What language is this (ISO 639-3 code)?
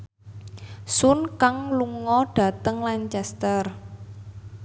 jav